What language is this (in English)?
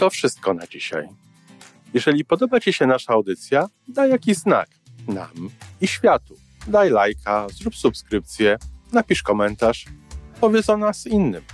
Polish